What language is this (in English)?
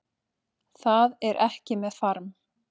Icelandic